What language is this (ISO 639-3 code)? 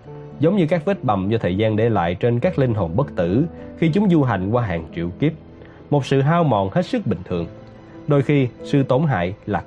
vie